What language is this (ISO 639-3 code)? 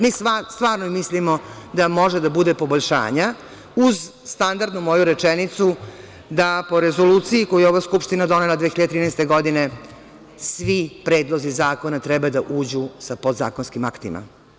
srp